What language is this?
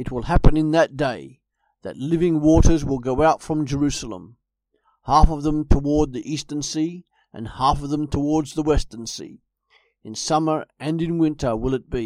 English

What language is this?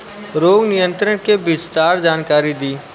Bhojpuri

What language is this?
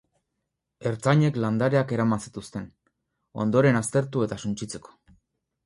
Basque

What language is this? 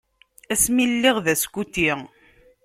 Kabyle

